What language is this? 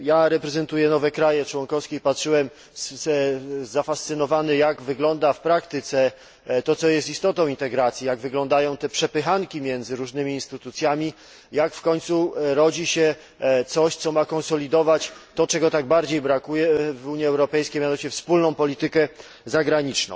Polish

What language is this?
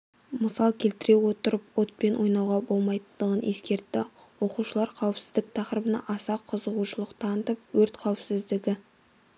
Kazakh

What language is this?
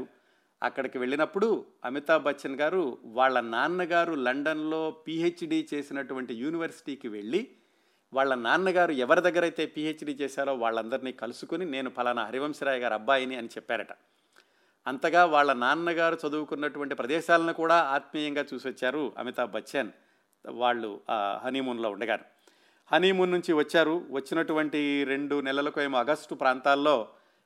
Telugu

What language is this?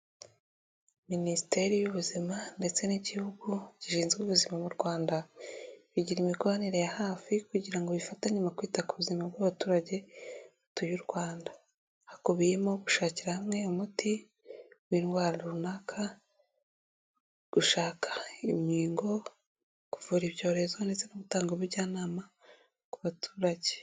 Kinyarwanda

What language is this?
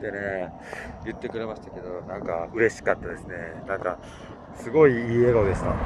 Japanese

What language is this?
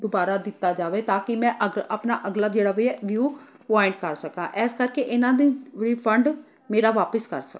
Punjabi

